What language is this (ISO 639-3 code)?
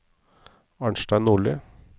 nor